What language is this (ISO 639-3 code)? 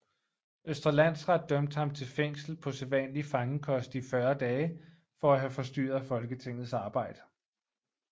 dan